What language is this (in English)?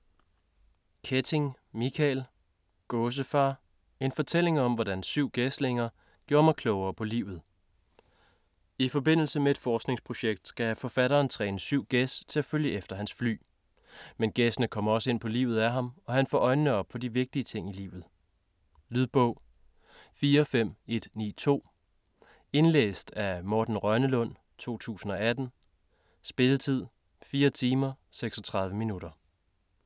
Danish